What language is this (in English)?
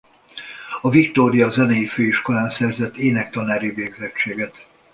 Hungarian